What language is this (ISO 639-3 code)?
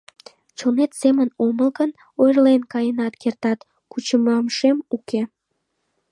chm